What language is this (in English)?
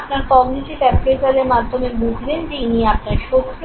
Bangla